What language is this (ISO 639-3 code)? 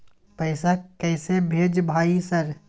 mai